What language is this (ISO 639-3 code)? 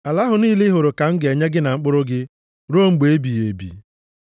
ibo